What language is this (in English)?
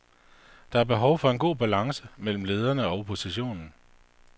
Danish